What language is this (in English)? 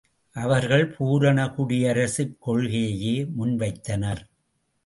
Tamil